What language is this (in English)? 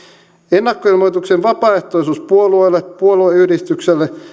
Finnish